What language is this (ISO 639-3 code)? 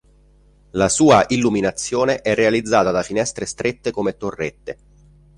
ita